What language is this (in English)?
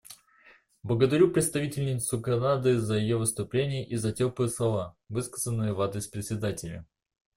Russian